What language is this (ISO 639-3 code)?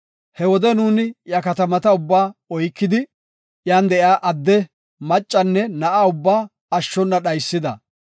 gof